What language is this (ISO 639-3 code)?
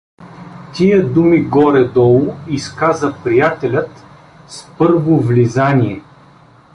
bul